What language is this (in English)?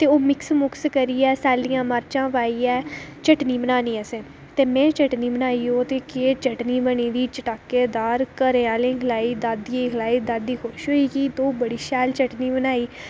Dogri